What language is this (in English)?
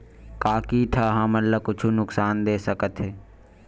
Chhattisgarhi